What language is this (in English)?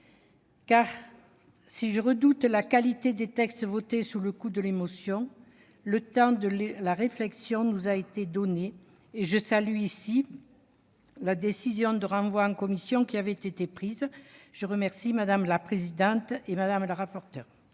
French